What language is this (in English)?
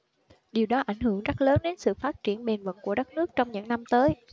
Vietnamese